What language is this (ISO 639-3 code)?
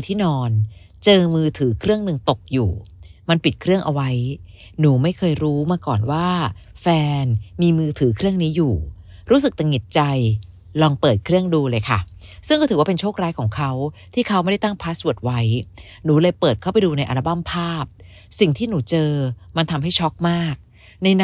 tha